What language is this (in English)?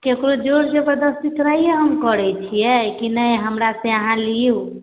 Maithili